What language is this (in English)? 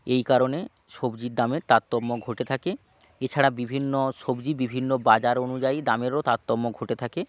Bangla